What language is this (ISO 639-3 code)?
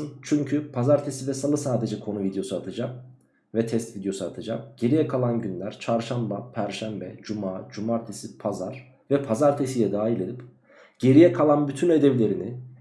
tur